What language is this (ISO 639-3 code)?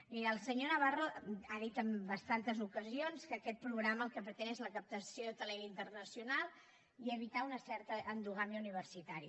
cat